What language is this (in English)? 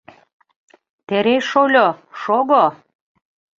Mari